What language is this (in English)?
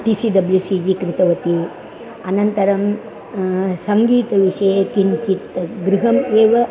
Sanskrit